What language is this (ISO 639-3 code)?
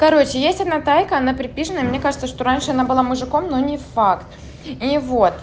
rus